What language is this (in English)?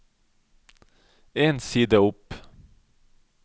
Norwegian